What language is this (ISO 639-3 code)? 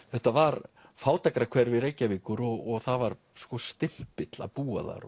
isl